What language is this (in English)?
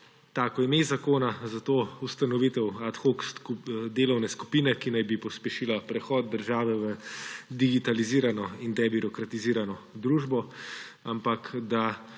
Slovenian